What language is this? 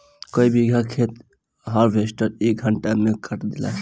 Bhojpuri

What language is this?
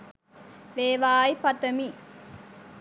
Sinhala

